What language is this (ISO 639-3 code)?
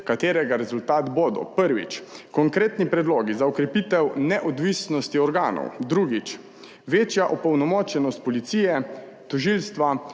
slv